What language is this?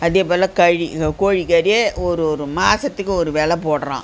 Tamil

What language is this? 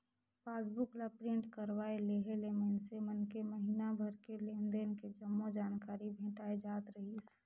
Chhattisgarhi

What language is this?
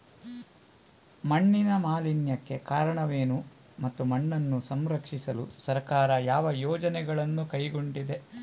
Kannada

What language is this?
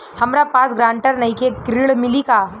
Bhojpuri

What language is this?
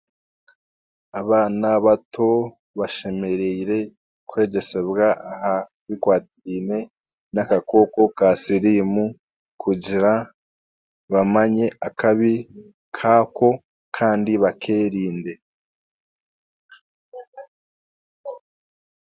Chiga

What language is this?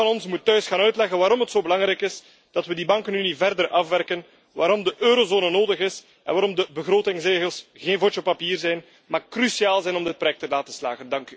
Dutch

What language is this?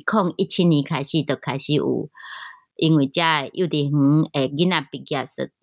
Chinese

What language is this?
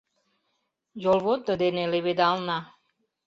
Mari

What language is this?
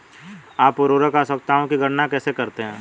Hindi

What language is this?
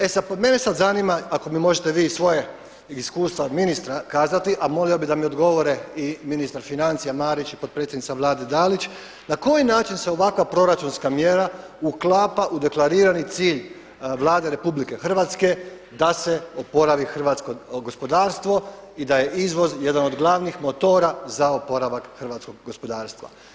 Croatian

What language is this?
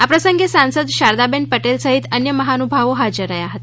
Gujarati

